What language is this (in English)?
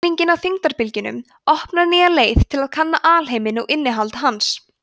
Icelandic